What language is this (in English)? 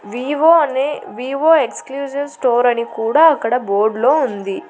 Telugu